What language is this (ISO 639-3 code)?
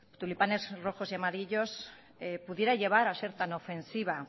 spa